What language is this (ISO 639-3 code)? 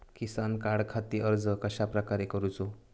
mar